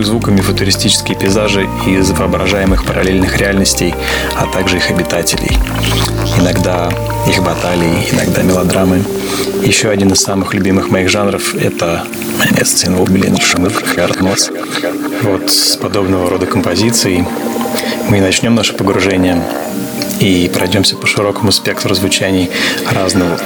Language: Russian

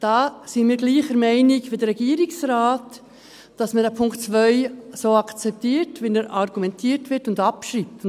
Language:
Swiss German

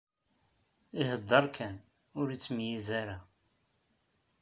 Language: Kabyle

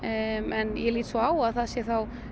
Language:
Icelandic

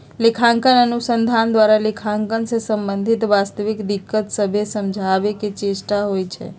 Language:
Magahi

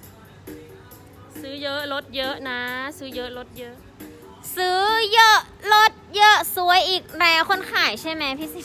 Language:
Thai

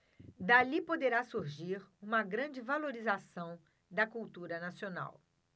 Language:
Portuguese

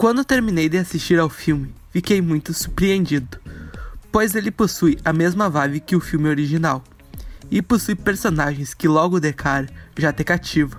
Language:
Portuguese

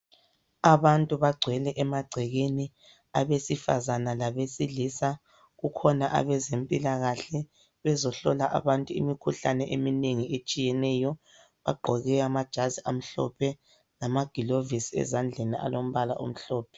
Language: North Ndebele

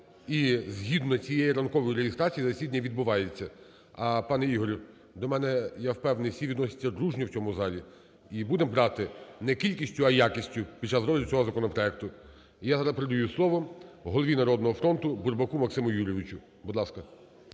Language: Ukrainian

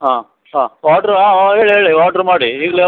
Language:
Kannada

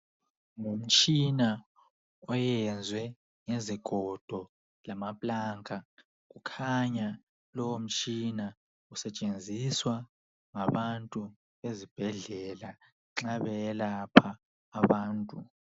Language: North Ndebele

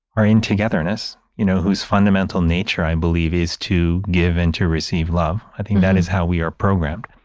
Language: English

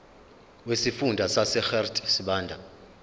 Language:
Zulu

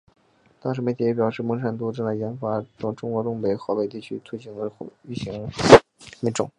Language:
Chinese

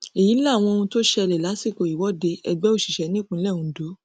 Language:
Yoruba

